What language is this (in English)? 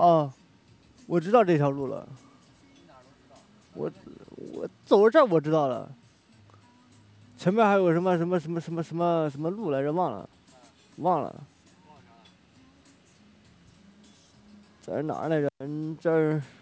Chinese